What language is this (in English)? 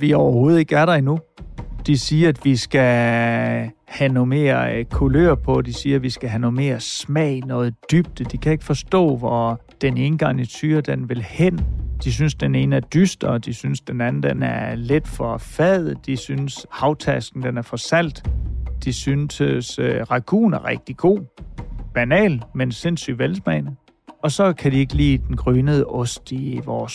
Danish